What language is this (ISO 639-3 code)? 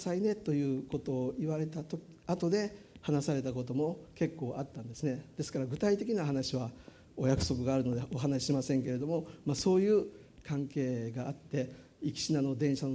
jpn